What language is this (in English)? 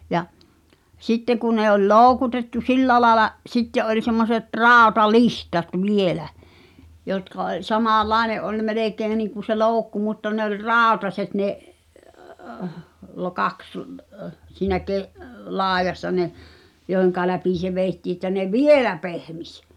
Finnish